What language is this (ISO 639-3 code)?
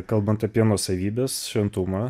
lit